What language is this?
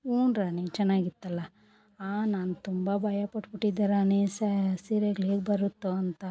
Kannada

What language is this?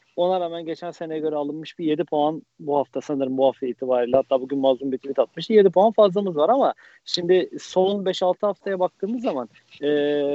Turkish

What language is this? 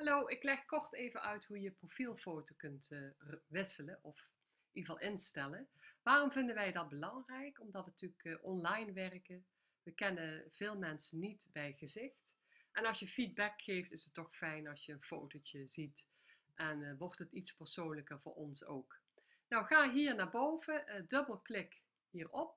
Dutch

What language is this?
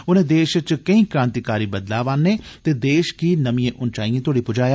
Dogri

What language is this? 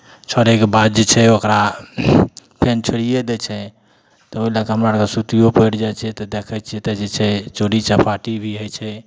Maithili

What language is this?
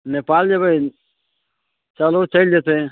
Maithili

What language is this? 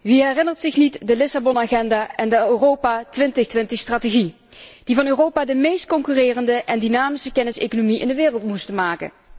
Dutch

